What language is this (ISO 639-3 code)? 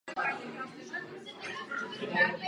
ces